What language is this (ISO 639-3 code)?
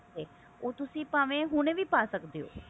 pan